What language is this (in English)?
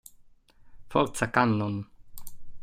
Italian